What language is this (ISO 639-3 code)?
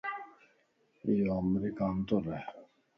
lss